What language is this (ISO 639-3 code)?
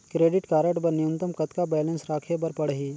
hne